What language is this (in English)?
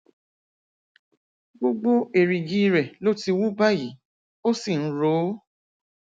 Yoruba